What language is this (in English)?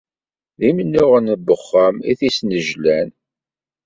Kabyle